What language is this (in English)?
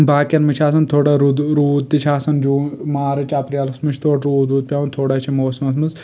Kashmiri